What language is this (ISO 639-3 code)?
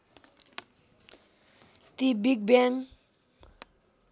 nep